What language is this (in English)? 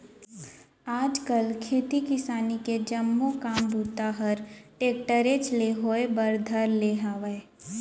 Chhattisgarhi